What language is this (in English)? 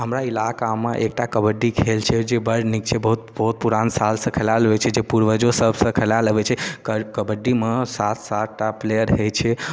Maithili